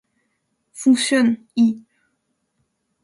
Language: French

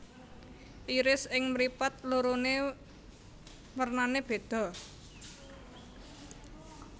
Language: Javanese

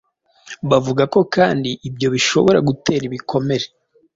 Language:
Kinyarwanda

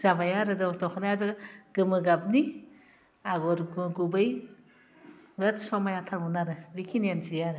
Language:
Bodo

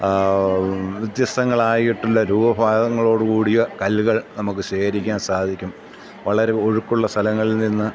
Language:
Malayalam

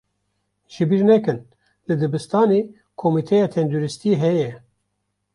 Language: Kurdish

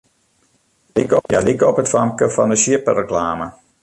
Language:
Western Frisian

